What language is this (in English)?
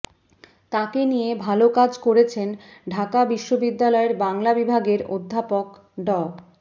Bangla